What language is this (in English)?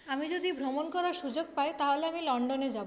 Bangla